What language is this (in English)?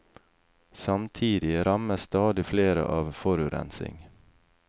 Norwegian